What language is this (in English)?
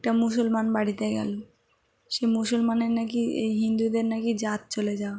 Bangla